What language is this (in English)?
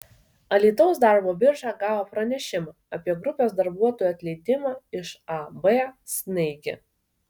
Lithuanian